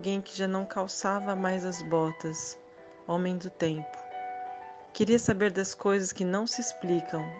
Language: Portuguese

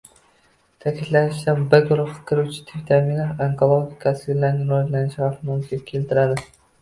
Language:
Uzbek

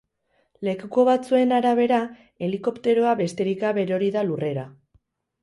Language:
Basque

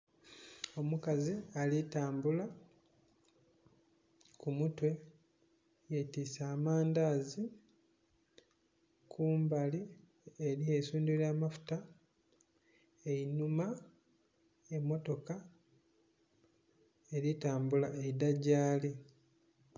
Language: Soga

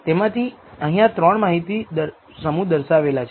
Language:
Gujarati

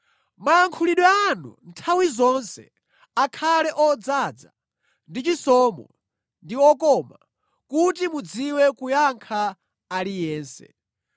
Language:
Nyanja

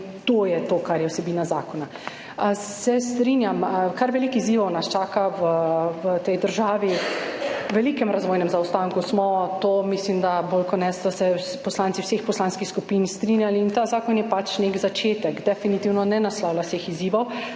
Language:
Slovenian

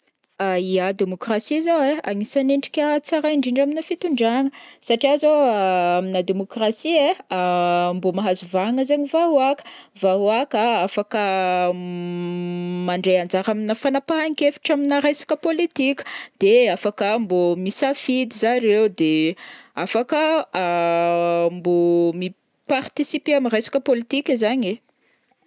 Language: Northern Betsimisaraka Malagasy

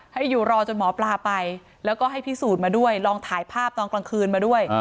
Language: Thai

